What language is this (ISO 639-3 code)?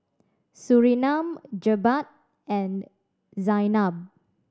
eng